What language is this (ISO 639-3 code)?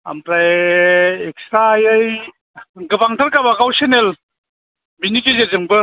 brx